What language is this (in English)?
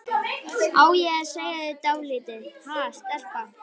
Icelandic